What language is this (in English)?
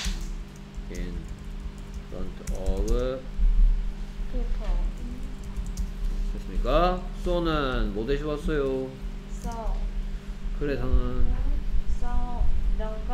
Korean